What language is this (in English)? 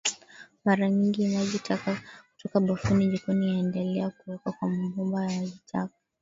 Swahili